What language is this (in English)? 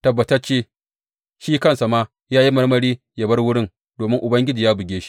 Hausa